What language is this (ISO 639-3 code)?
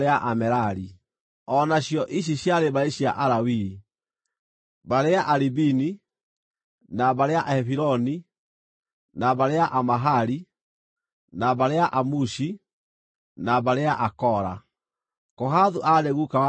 kik